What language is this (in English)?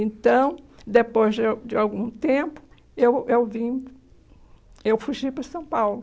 Portuguese